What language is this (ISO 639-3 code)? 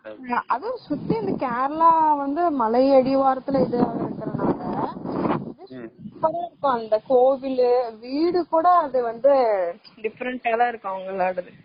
tam